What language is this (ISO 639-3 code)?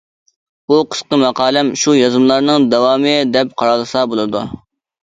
uig